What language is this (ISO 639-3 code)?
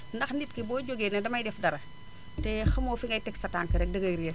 wol